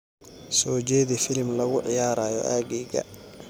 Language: Somali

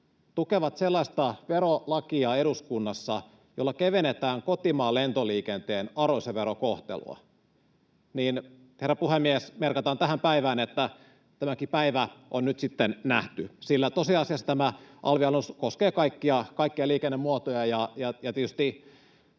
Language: Finnish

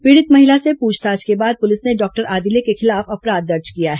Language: Hindi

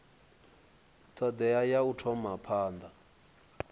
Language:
Venda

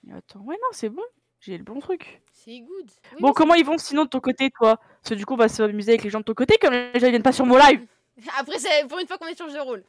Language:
French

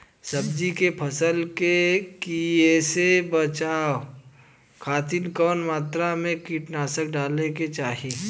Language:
Bhojpuri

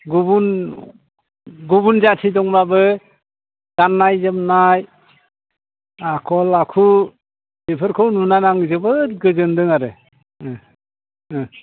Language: Bodo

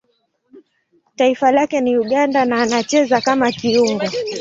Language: Swahili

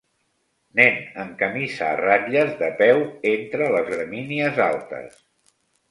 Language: Catalan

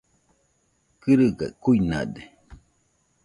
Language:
Nüpode Huitoto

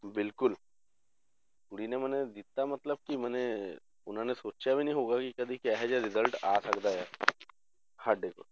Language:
Punjabi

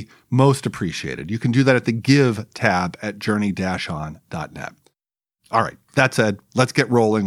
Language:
English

